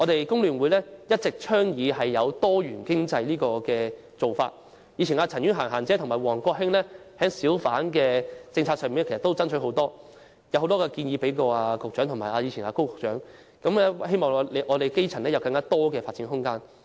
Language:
Cantonese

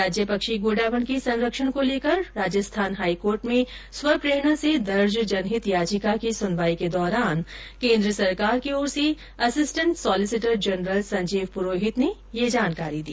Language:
Hindi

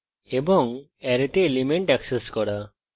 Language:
Bangla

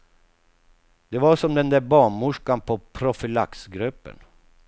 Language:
Swedish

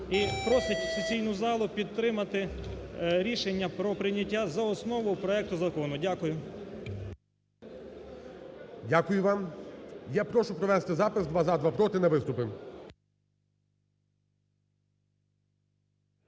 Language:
Ukrainian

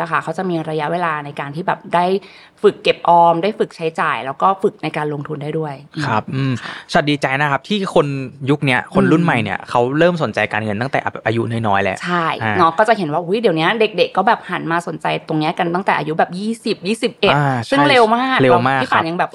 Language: Thai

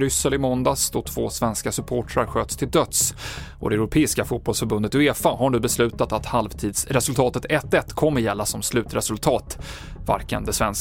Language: Swedish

